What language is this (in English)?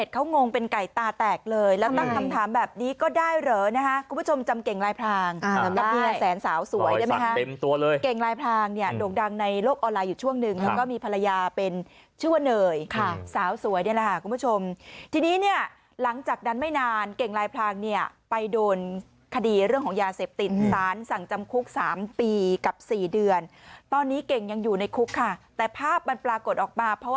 Thai